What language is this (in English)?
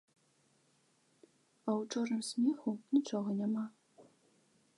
Belarusian